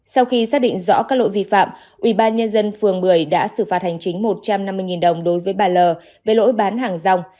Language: Vietnamese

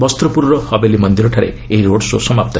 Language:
Odia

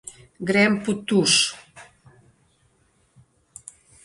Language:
Slovenian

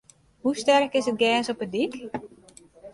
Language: Western Frisian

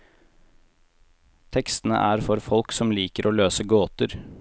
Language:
Norwegian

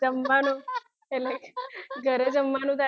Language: Gujarati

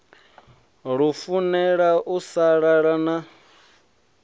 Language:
Venda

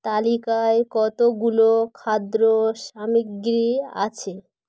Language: Bangla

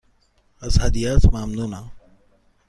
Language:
Persian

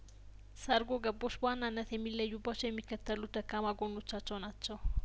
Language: Amharic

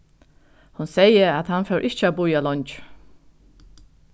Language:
Faroese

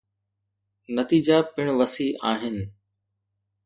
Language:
Sindhi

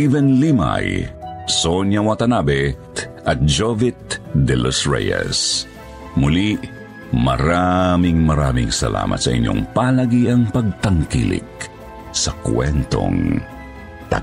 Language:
Filipino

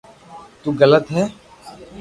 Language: Loarki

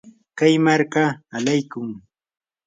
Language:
Yanahuanca Pasco Quechua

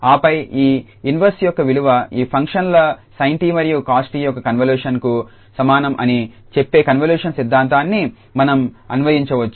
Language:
Telugu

